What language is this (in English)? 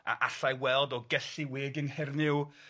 Welsh